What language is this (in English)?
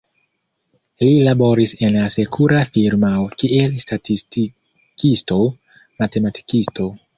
Esperanto